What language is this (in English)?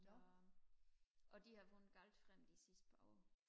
Danish